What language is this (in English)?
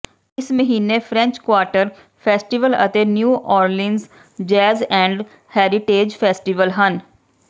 Punjabi